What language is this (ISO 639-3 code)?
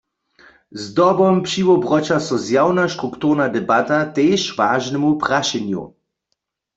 hsb